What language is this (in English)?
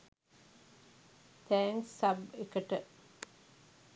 Sinhala